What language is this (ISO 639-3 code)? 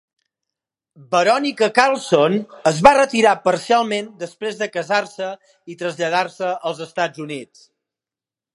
cat